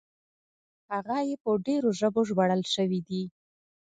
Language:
Pashto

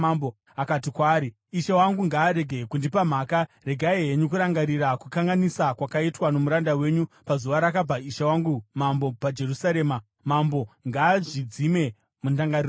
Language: Shona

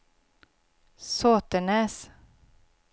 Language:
Swedish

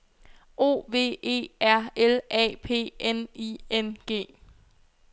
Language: Danish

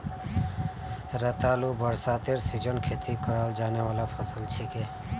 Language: Magahi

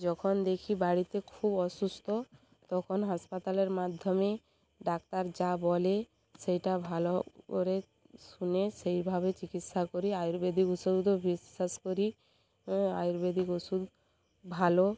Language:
Bangla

